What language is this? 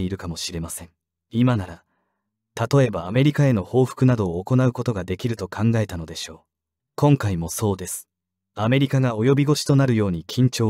Japanese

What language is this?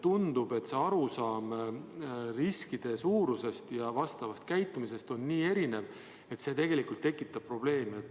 Estonian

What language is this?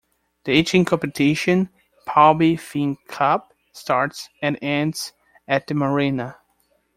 English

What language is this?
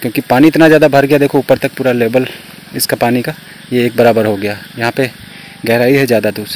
Hindi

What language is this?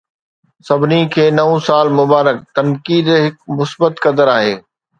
Sindhi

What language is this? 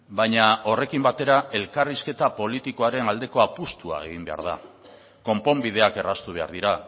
Basque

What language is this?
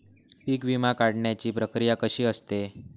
Marathi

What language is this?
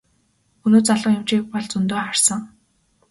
Mongolian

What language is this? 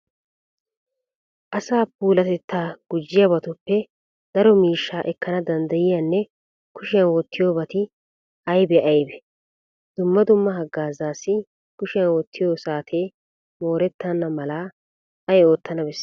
Wolaytta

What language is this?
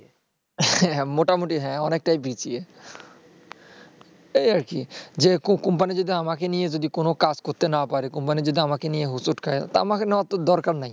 Bangla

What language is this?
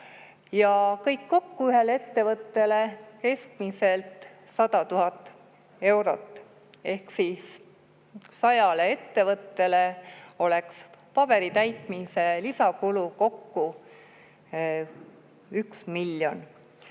Estonian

